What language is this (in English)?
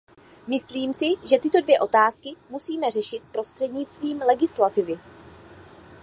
Czech